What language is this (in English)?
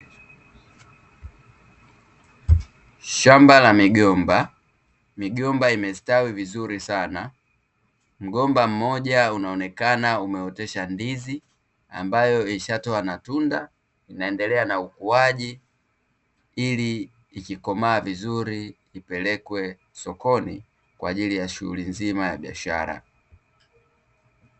Swahili